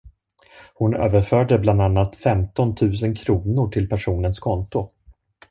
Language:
Swedish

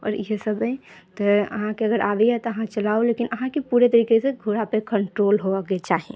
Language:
Maithili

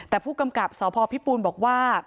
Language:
Thai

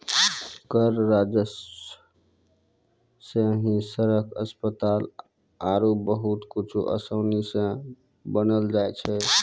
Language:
Maithili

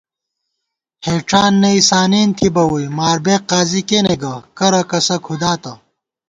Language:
Gawar-Bati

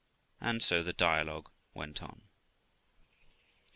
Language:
English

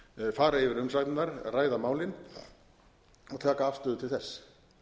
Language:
Icelandic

